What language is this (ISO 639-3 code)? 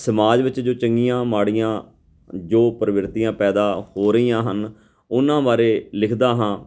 pan